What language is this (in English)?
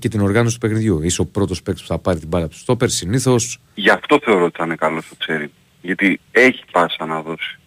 Greek